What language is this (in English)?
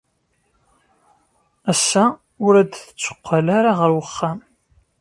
Kabyle